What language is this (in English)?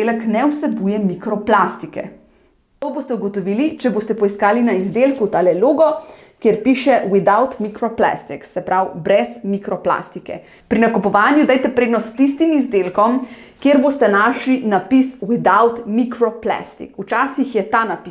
Slovenian